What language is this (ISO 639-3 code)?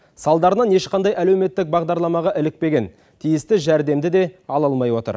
kaz